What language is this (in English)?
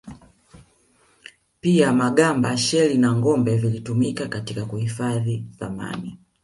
Swahili